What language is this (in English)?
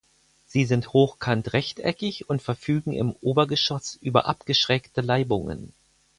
German